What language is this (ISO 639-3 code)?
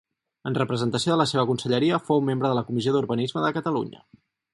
cat